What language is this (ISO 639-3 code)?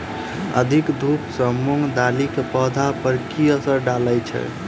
mai